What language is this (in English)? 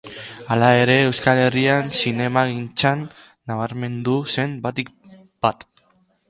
Basque